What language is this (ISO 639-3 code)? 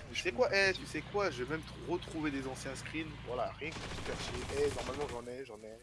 fra